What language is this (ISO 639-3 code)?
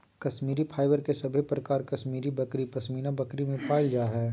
mag